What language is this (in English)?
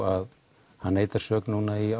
Icelandic